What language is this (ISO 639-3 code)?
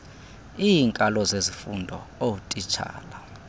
xho